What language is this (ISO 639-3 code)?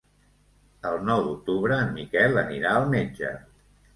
cat